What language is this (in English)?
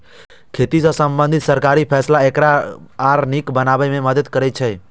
Maithili